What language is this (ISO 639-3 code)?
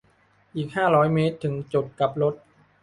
tha